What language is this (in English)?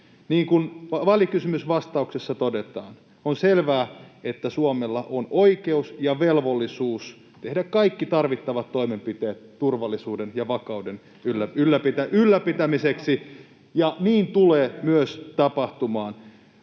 Finnish